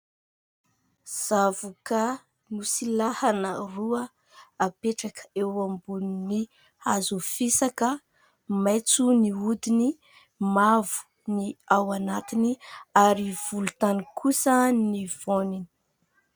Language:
Malagasy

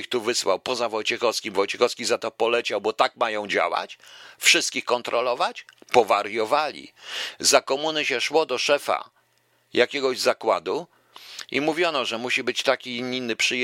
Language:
Polish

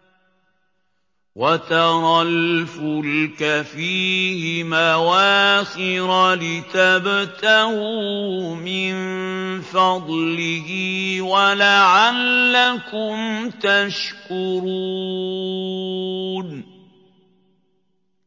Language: Arabic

